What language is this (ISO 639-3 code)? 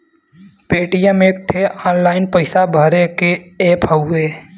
bho